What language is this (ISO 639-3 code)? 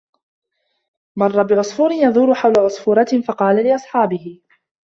ara